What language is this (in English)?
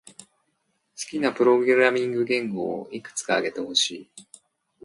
Japanese